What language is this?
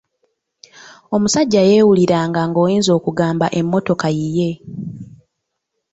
Ganda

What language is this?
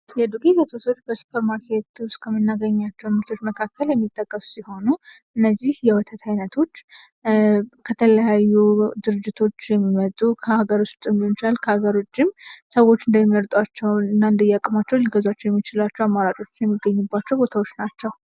Amharic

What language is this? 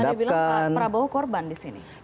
Indonesian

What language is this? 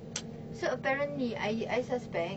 English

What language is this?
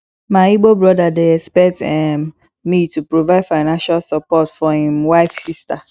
Nigerian Pidgin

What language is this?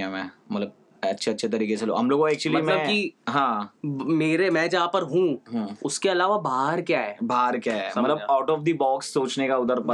Hindi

